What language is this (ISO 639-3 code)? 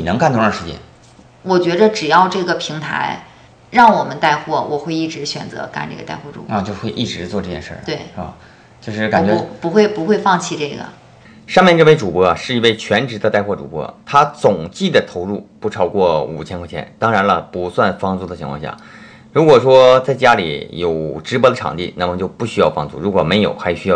zho